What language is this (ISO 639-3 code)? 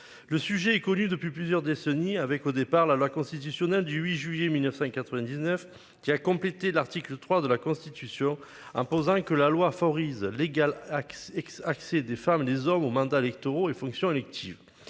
fra